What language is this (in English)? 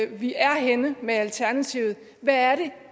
Danish